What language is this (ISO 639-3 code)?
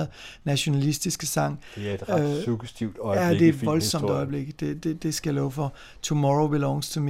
dan